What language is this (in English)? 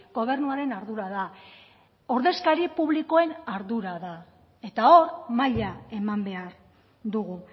Basque